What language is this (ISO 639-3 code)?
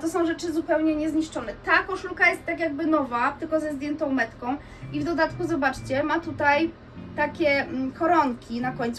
pol